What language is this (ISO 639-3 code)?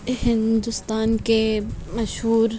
urd